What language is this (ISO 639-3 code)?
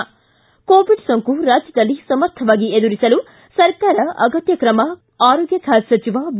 kan